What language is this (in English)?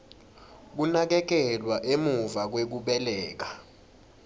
Swati